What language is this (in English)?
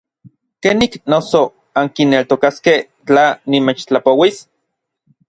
Orizaba Nahuatl